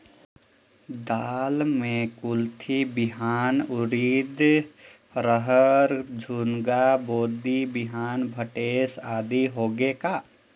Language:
Chhattisgarhi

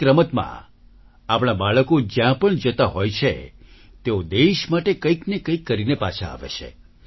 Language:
Gujarati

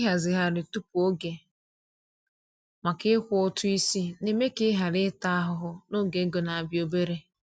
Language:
Igbo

